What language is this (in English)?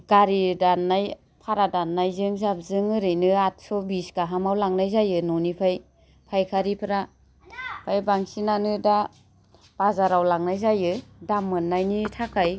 Bodo